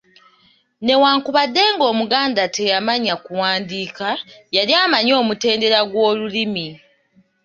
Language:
Ganda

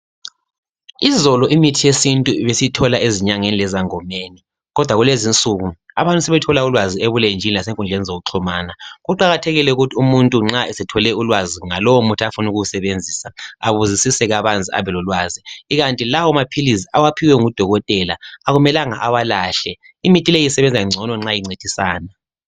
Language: North Ndebele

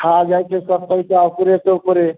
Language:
Maithili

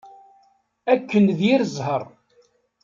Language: Kabyle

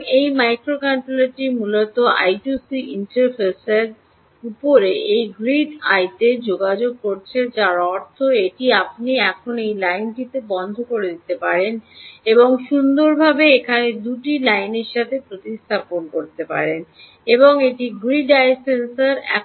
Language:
Bangla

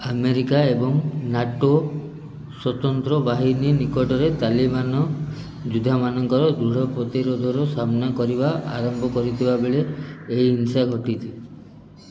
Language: Odia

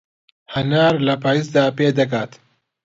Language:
Central Kurdish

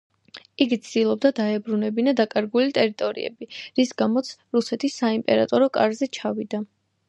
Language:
Georgian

